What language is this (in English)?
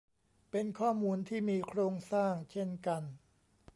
Thai